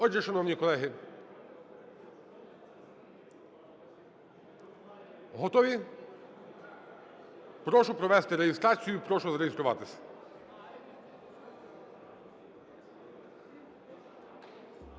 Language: Ukrainian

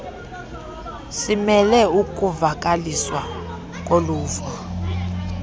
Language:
Xhosa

